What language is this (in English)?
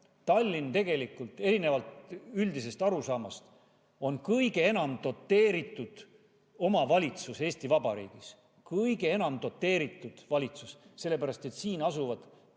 Estonian